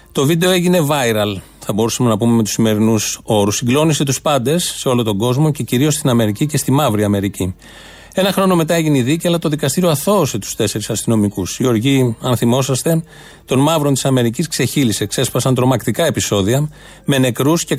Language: Greek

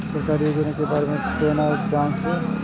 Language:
Maithili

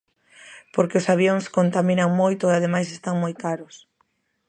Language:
Galician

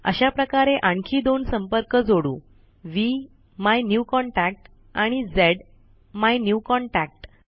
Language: Marathi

